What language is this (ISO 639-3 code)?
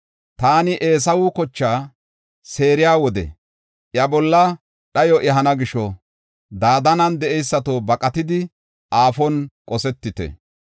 gof